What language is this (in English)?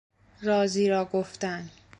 Persian